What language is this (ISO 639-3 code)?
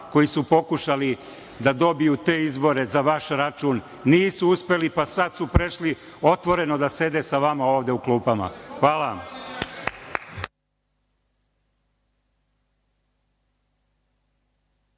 srp